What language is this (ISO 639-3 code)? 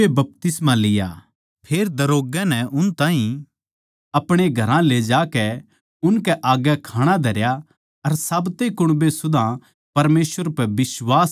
bgc